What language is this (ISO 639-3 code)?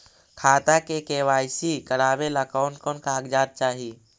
mag